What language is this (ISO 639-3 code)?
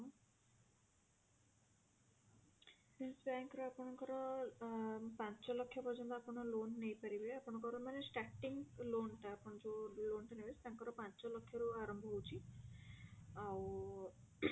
ori